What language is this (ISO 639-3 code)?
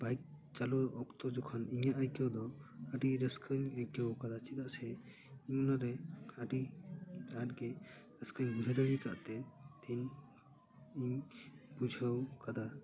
sat